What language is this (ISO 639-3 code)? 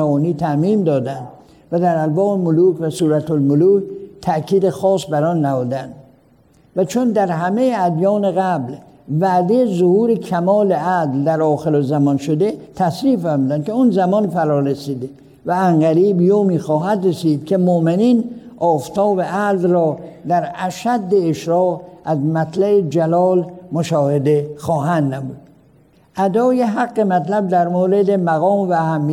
fas